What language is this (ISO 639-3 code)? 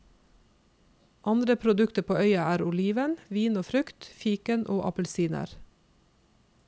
nor